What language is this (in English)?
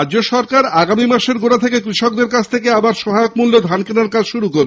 Bangla